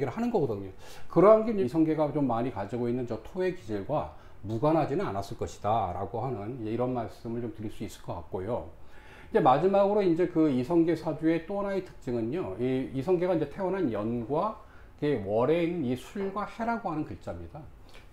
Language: Korean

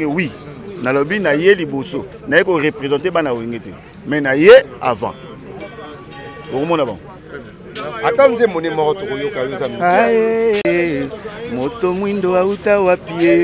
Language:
French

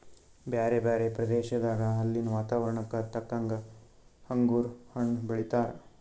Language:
Kannada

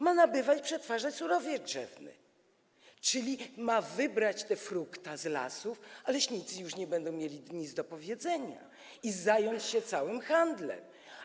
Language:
Polish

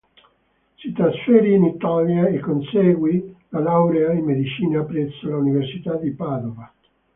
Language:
Italian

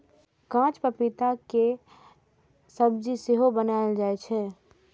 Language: Maithili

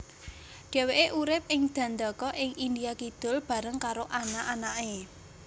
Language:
Javanese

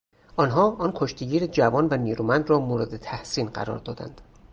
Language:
Persian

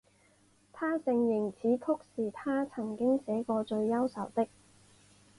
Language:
Chinese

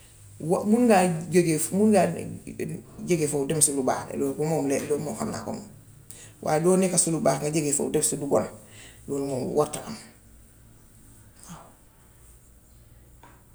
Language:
Gambian Wolof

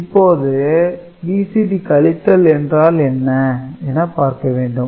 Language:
Tamil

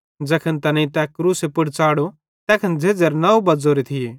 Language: Bhadrawahi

